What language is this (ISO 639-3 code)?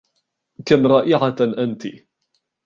ara